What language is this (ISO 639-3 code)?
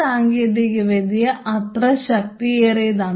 mal